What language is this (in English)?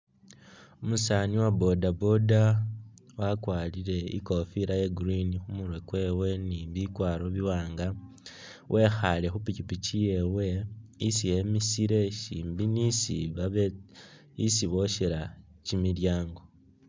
Masaaba